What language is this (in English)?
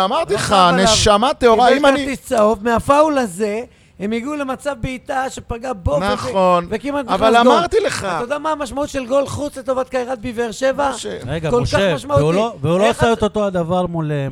Hebrew